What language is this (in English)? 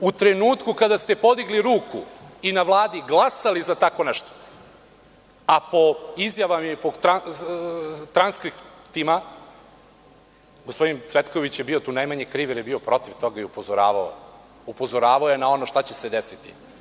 Serbian